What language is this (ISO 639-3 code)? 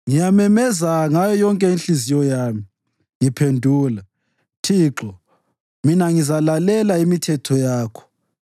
nde